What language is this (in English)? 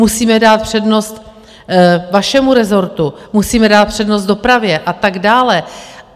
Czech